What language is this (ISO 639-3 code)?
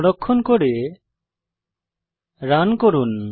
ben